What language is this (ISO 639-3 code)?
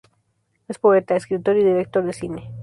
spa